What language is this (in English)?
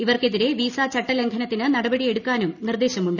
Malayalam